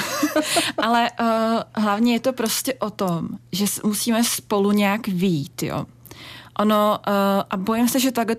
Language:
Czech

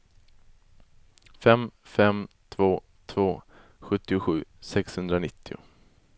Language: Swedish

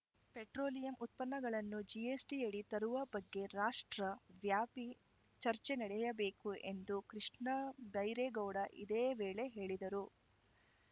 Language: Kannada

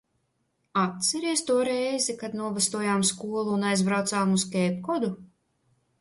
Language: Latvian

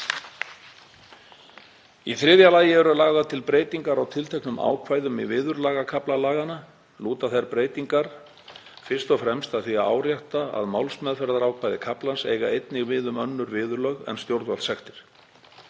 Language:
Icelandic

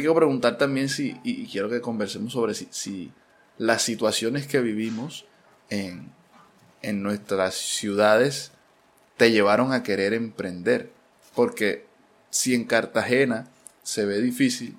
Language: Spanish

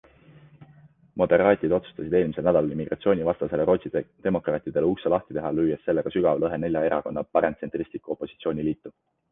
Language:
Estonian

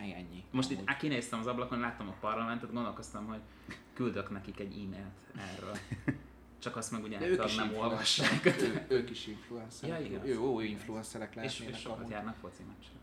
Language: Hungarian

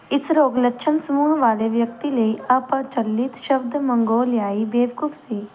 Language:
Punjabi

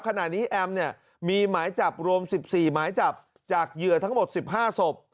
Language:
Thai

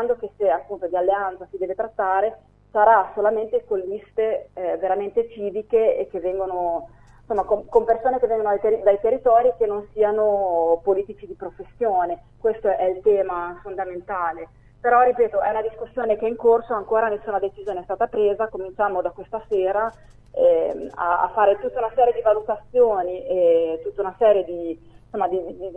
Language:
Italian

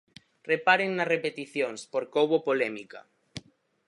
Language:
Galician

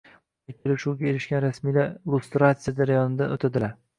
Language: Uzbek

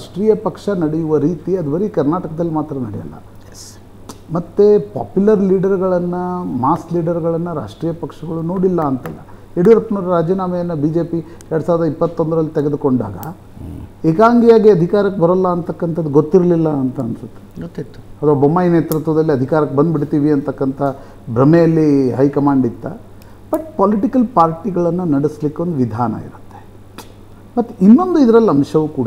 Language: Kannada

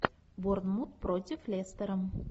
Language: Russian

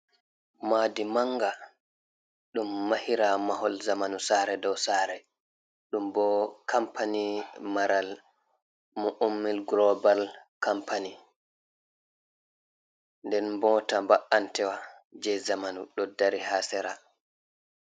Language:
Fula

